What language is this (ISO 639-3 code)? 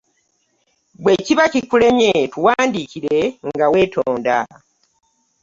lug